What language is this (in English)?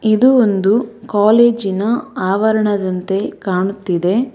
Kannada